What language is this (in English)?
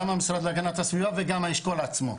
Hebrew